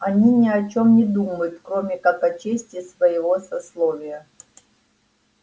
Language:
Russian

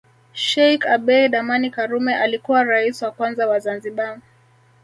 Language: Swahili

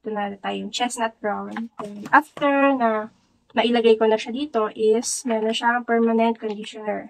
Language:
Filipino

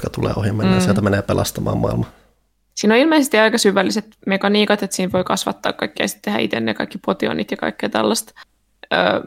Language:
Finnish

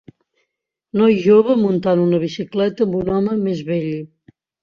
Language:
Catalan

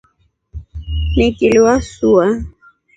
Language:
Rombo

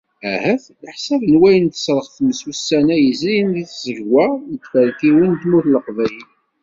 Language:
Kabyle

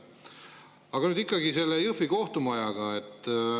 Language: Estonian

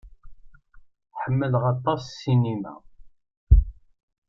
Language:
Kabyle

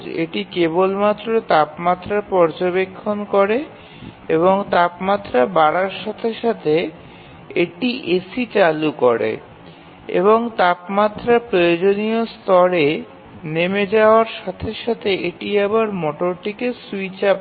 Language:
Bangla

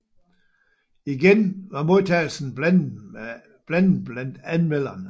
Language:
Danish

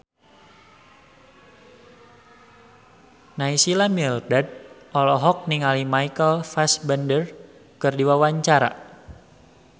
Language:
Sundanese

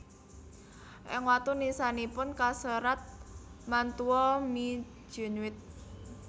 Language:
Javanese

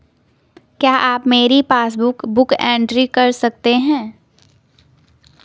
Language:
Hindi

